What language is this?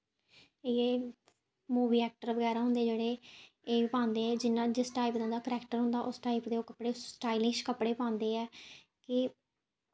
Dogri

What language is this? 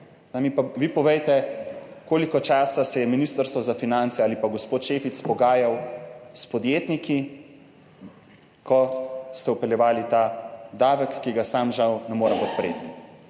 Slovenian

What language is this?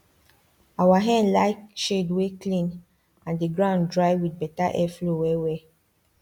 Nigerian Pidgin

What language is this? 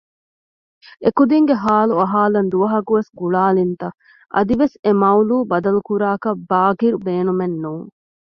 Divehi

